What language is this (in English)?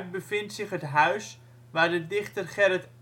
Dutch